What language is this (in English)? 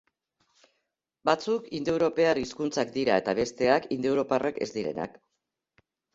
Basque